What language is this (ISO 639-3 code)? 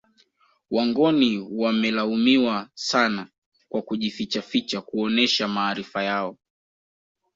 swa